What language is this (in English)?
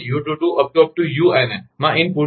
Gujarati